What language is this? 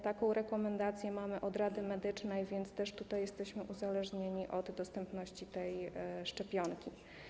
Polish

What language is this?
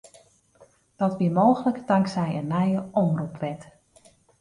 Western Frisian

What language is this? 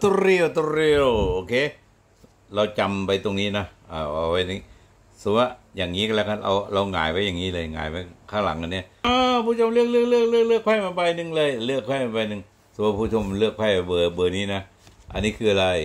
Thai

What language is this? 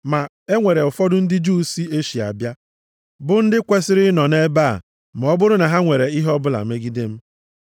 Igbo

